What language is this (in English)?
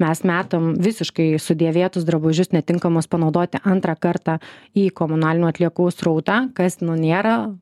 Lithuanian